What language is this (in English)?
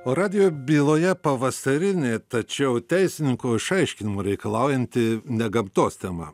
Lithuanian